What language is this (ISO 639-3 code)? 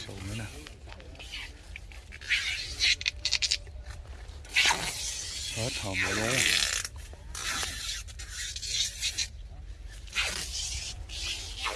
vie